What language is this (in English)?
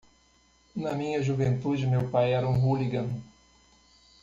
Portuguese